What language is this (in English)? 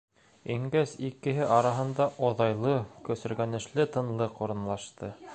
Bashkir